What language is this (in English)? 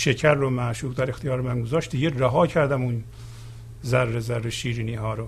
Persian